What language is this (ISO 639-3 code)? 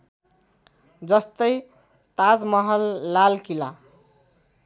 nep